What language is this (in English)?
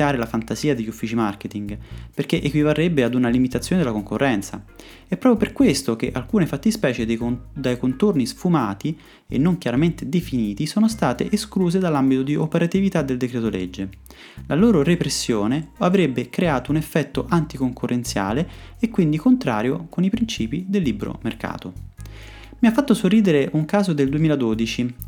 Italian